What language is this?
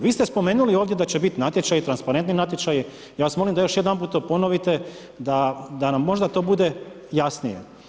Croatian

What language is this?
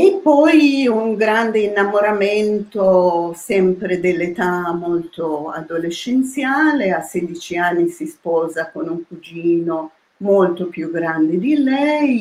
Italian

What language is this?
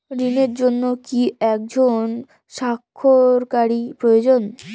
Bangla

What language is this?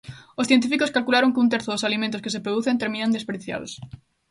Galician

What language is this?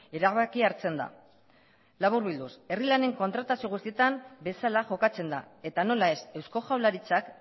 Basque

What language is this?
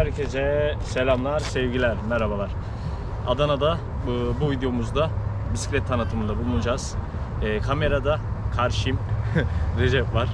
Turkish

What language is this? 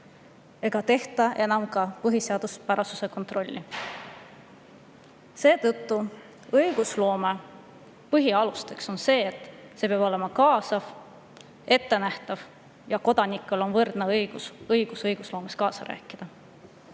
Estonian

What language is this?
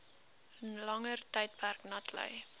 Afrikaans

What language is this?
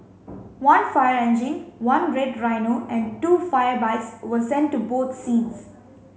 English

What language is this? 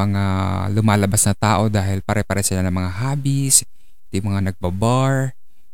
Filipino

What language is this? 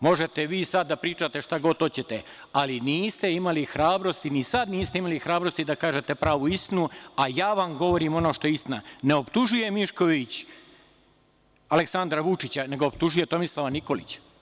Serbian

